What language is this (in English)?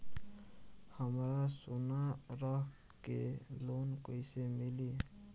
Bhojpuri